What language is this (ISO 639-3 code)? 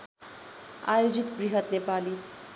nep